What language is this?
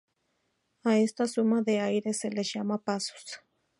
Spanish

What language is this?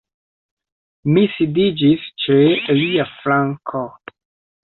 Esperanto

